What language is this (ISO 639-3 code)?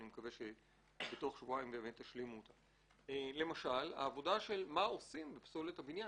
heb